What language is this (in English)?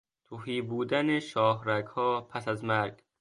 Persian